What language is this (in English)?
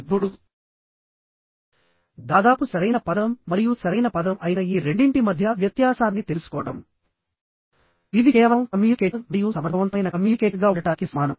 Telugu